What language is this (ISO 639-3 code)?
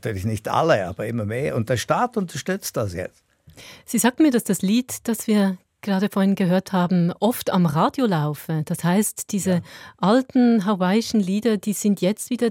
deu